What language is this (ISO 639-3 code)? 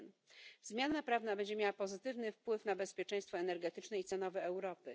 pol